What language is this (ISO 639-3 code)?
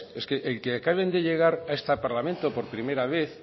spa